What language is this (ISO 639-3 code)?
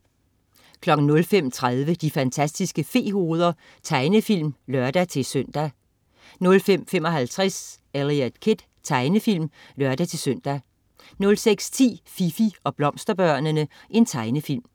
dan